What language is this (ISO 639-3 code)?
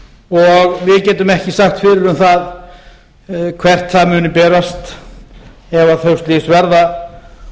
isl